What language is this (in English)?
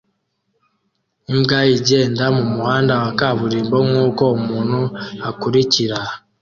Kinyarwanda